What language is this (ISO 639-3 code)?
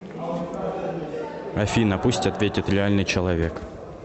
rus